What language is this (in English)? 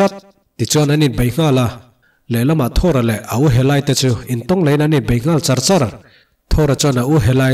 Thai